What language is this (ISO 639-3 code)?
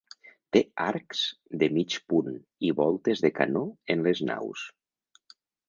cat